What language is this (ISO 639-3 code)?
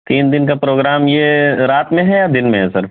urd